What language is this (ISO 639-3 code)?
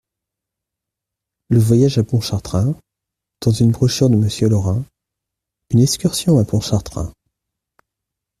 fra